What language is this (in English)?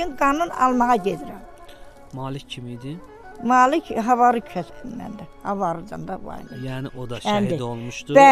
Turkish